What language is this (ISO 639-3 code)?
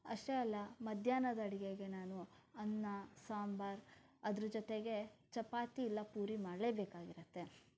kan